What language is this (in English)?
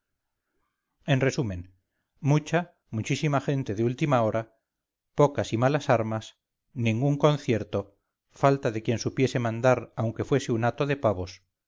Spanish